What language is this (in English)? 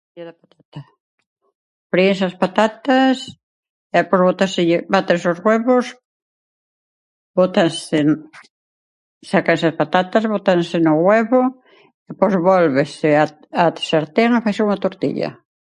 Galician